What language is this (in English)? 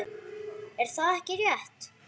Icelandic